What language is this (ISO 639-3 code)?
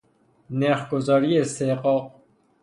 fas